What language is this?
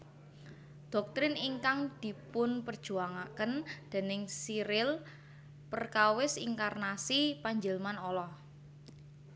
Javanese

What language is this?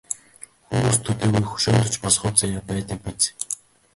Mongolian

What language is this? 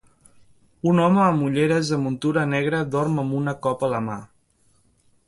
Catalan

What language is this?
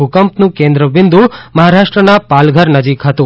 Gujarati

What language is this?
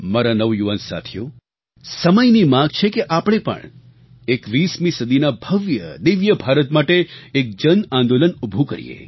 Gujarati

